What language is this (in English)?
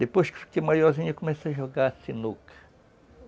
Portuguese